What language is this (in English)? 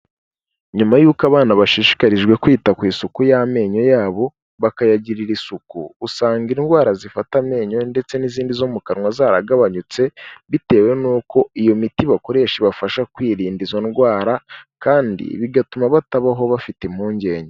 Kinyarwanda